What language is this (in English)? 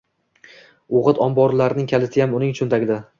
Uzbek